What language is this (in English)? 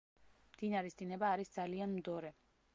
Georgian